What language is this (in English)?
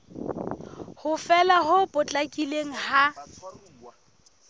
Southern Sotho